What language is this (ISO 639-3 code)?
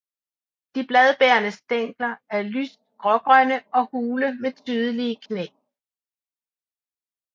dan